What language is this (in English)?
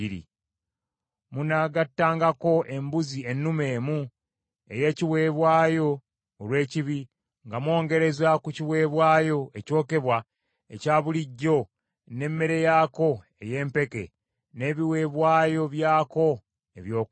Ganda